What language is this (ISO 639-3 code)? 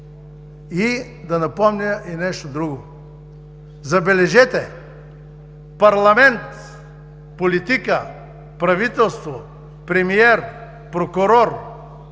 bul